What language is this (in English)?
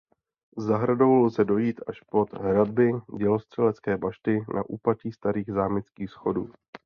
Czech